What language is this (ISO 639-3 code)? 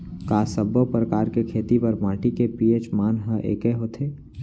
hne